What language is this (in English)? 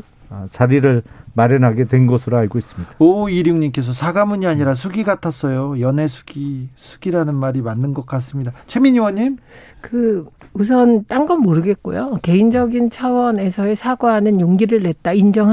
Korean